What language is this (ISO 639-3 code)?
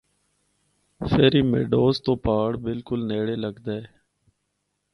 hno